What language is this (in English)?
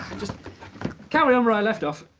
English